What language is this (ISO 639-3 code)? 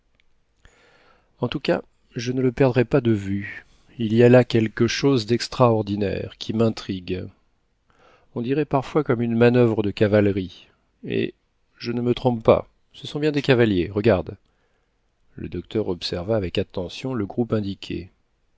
fra